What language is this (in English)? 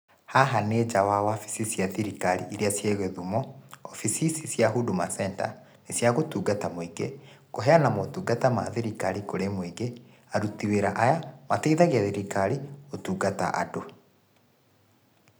Kikuyu